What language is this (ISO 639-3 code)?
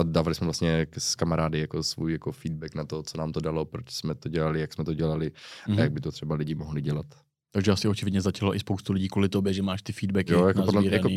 ces